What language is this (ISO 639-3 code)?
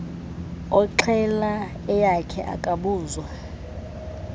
xho